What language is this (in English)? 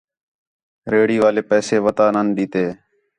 Khetrani